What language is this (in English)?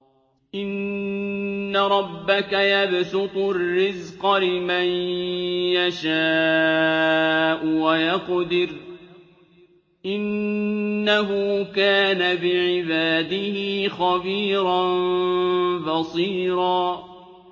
Arabic